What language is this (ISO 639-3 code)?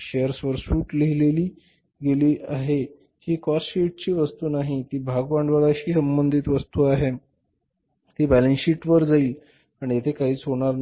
mar